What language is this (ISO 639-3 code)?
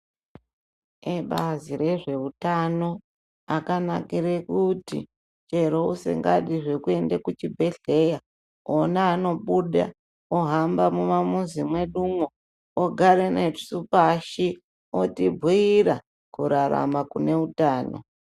ndc